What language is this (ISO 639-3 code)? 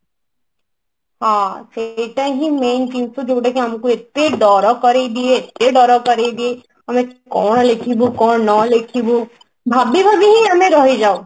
ori